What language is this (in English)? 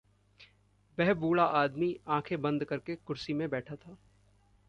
Hindi